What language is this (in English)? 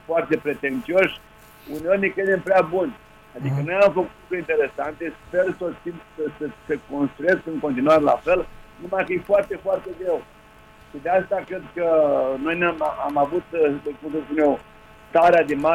Romanian